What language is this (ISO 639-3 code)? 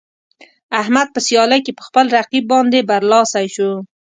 pus